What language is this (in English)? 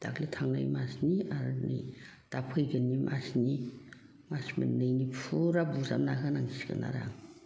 Bodo